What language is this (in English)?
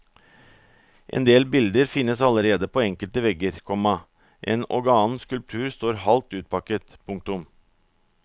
Norwegian